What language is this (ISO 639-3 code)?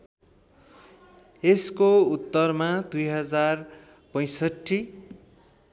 nep